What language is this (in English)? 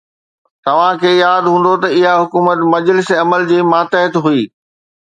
Sindhi